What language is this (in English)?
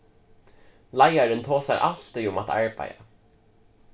Faroese